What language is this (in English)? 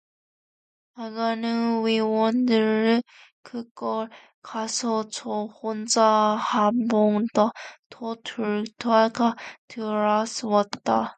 Korean